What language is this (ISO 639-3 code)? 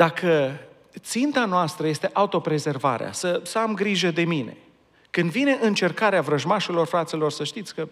ron